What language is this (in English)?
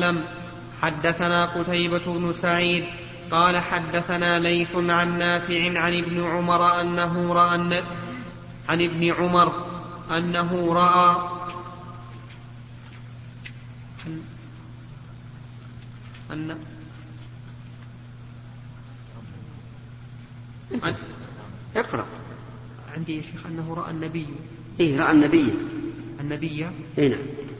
Arabic